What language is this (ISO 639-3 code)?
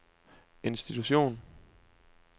dan